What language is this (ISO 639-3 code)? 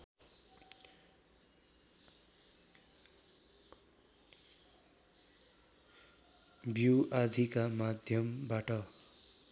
nep